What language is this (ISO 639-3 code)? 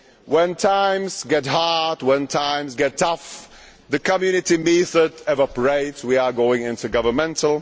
eng